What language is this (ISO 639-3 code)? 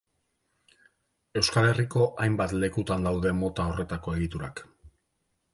eus